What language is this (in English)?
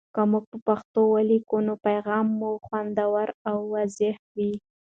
Pashto